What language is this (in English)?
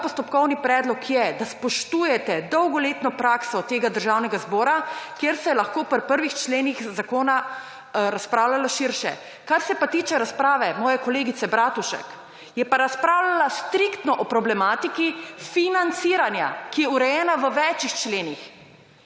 Slovenian